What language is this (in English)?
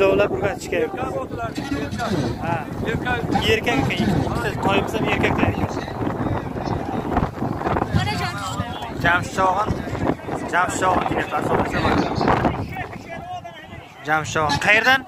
Turkish